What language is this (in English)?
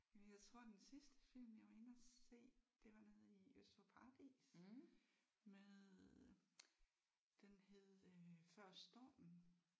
Danish